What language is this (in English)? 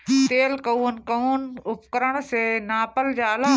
Bhojpuri